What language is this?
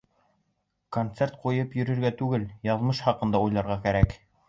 Bashkir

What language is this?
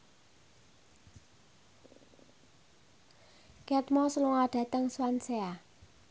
Javanese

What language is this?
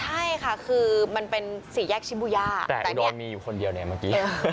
Thai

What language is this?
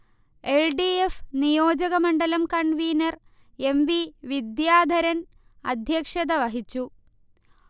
Malayalam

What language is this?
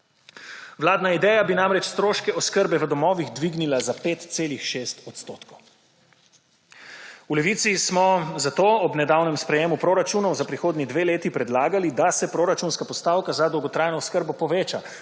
Slovenian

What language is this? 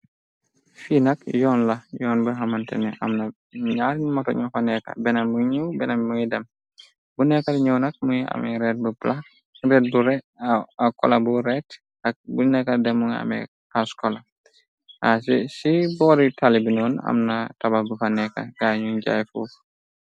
Wolof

